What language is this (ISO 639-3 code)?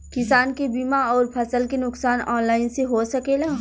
bho